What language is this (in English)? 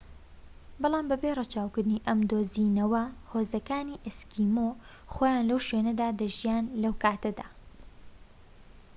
Central Kurdish